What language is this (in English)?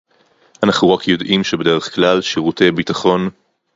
Hebrew